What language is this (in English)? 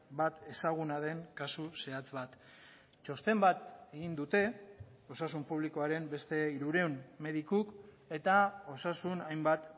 Basque